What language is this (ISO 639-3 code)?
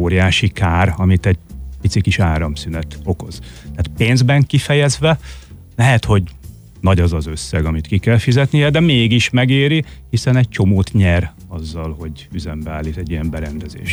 hun